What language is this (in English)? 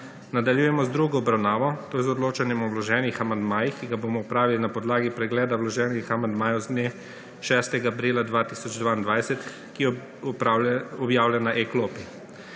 Slovenian